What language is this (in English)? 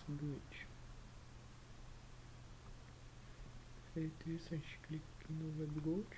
Portuguese